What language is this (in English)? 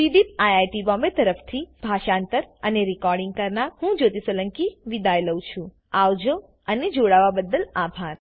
Gujarati